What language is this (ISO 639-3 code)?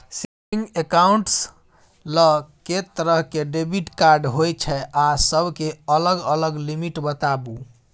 mai